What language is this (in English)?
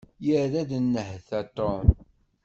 Kabyle